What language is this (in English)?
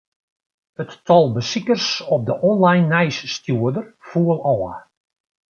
Western Frisian